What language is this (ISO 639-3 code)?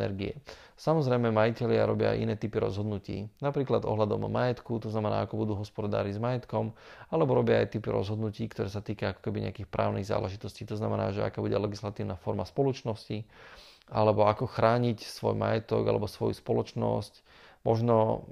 slk